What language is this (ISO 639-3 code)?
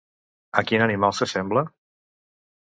cat